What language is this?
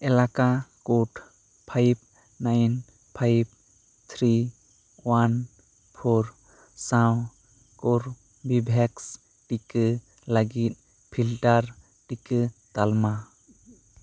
Santali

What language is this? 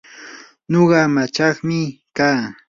Yanahuanca Pasco Quechua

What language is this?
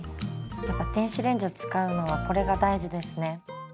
Japanese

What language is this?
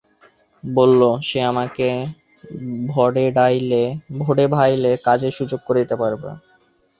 Bangla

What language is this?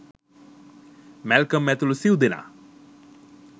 Sinhala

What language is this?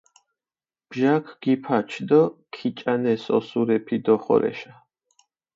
Mingrelian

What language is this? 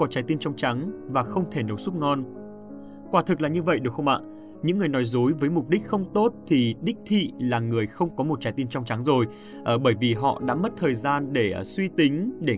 Vietnamese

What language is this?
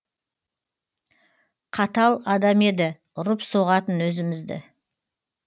Kazakh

